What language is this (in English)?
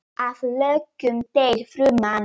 Icelandic